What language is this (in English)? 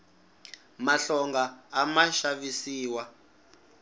Tsonga